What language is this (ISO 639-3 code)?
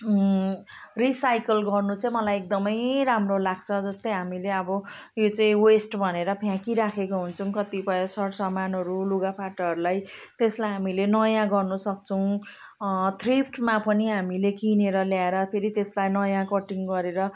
nep